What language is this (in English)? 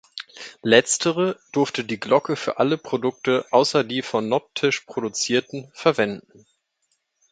German